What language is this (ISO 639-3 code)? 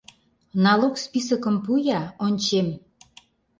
chm